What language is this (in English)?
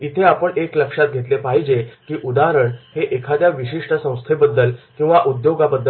Marathi